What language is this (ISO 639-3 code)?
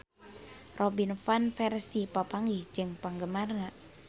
sun